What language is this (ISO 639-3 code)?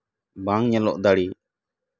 sat